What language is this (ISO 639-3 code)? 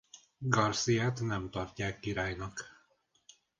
hun